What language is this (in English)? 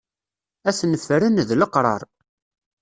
Kabyle